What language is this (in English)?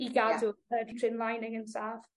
Welsh